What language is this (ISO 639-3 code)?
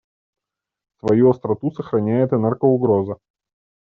rus